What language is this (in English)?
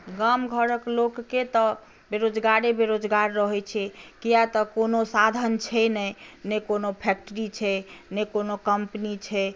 Maithili